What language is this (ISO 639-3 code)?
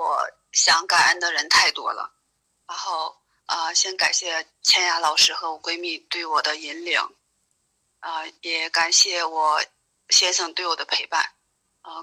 zho